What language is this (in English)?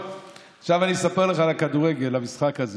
Hebrew